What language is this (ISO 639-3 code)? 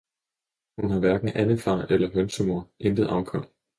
dan